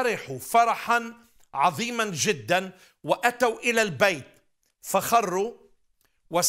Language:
Arabic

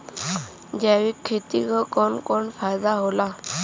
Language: Bhojpuri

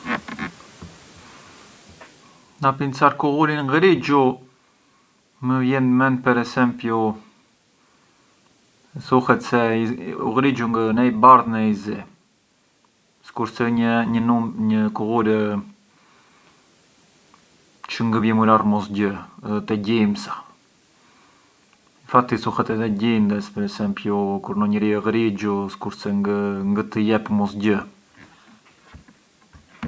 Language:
Arbëreshë Albanian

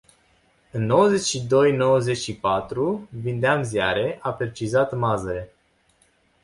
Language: Romanian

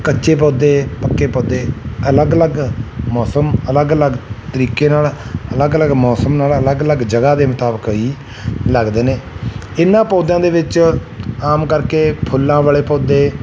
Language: Punjabi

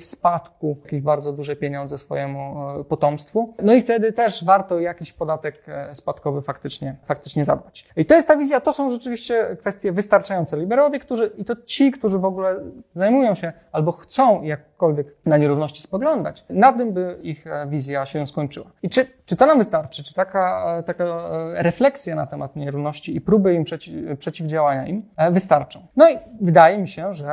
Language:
Polish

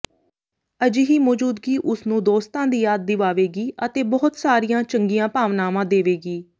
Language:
Punjabi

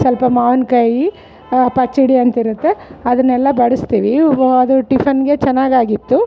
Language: Kannada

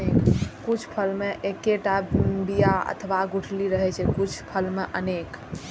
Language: Maithili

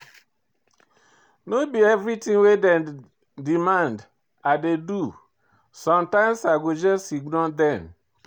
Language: Nigerian Pidgin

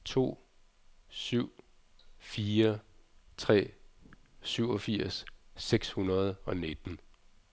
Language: Danish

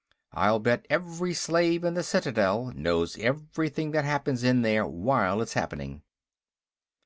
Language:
English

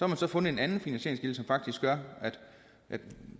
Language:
Danish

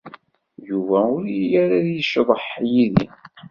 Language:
Kabyle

